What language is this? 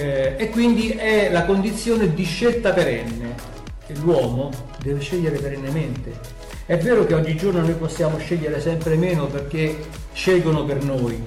Italian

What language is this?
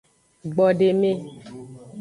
Aja (Benin)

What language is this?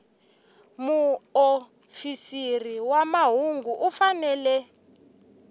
Tsonga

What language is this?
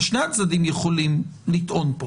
Hebrew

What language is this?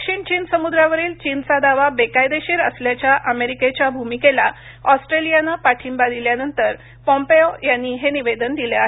Marathi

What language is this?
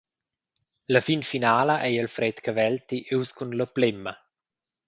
Romansh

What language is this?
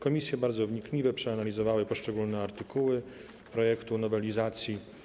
Polish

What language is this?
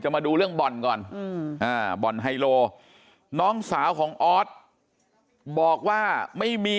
Thai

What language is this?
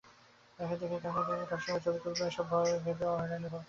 Bangla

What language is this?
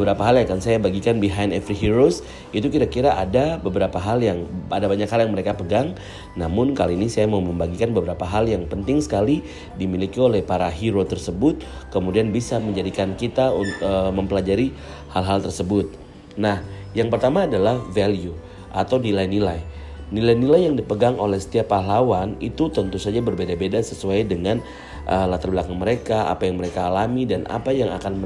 Indonesian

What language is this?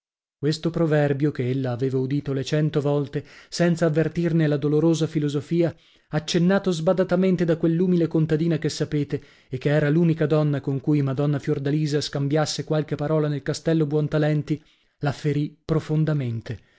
Italian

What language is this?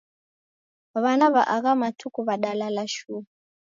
Taita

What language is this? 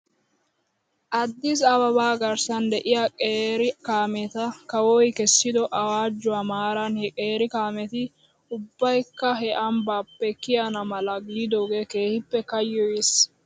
Wolaytta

